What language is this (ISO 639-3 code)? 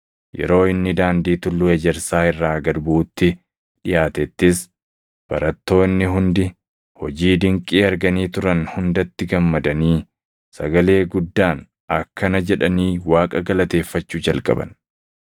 orm